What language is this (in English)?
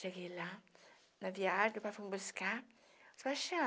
Portuguese